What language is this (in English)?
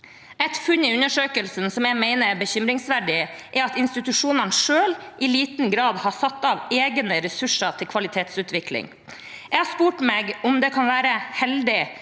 Norwegian